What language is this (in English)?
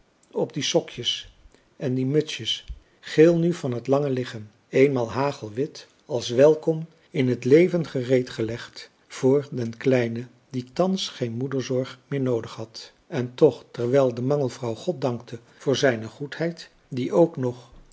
Dutch